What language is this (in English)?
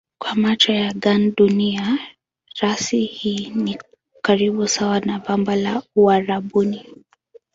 Swahili